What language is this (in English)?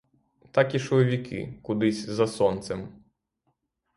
Ukrainian